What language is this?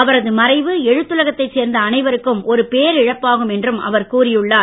Tamil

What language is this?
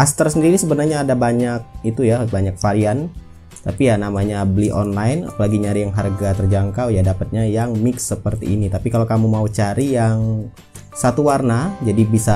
Indonesian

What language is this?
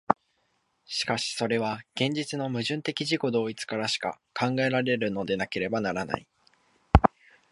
Japanese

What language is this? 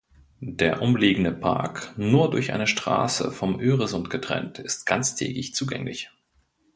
German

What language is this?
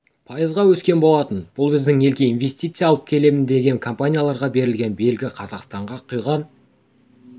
Kazakh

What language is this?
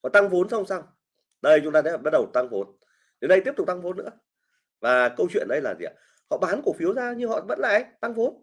Vietnamese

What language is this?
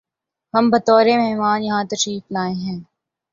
Urdu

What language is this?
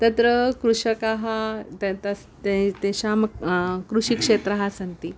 Sanskrit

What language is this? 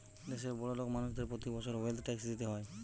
Bangla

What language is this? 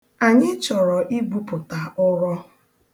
Igbo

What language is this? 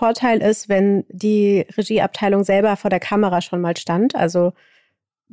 German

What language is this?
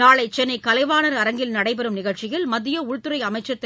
Tamil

